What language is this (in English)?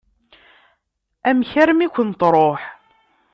Kabyle